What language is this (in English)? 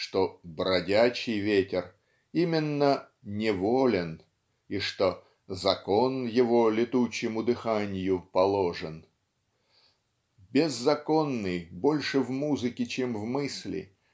Russian